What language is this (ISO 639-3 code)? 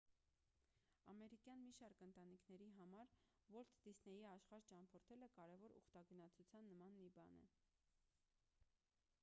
hye